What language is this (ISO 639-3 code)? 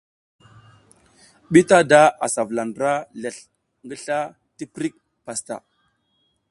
giz